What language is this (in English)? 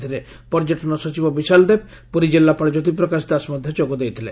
Odia